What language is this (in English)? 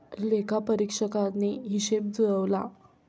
Marathi